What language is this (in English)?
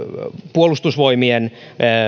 Finnish